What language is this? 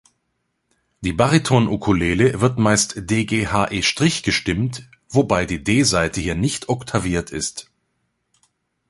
German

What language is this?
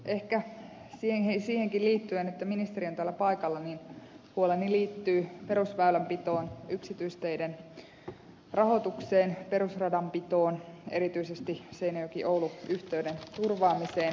Finnish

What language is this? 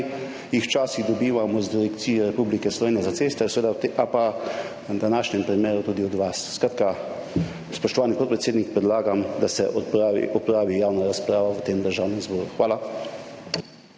Slovenian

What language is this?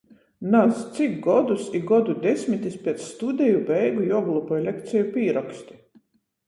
Latgalian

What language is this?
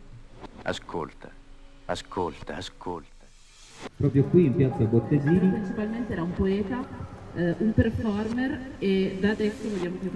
Italian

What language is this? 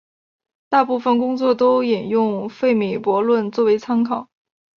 Chinese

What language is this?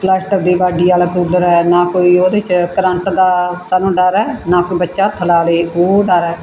Punjabi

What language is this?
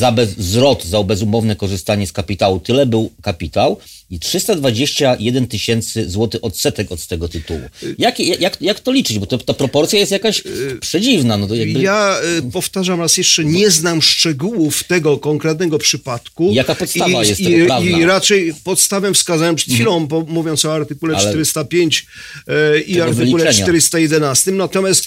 Polish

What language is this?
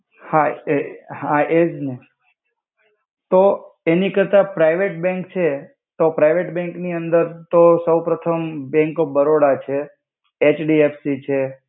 Gujarati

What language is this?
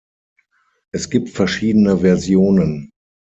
German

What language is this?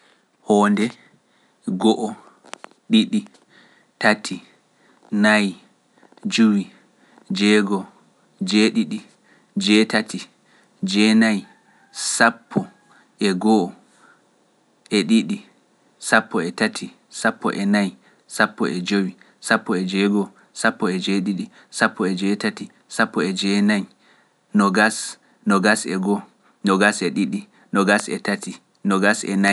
Pular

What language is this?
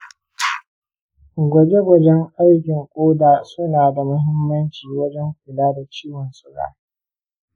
Hausa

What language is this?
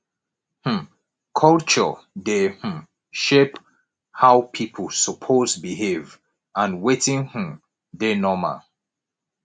Nigerian Pidgin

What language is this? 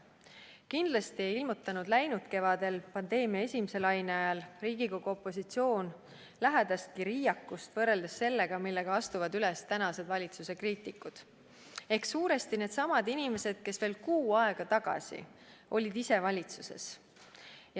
Estonian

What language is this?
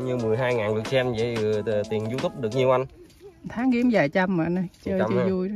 Vietnamese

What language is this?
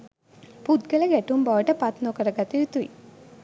Sinhala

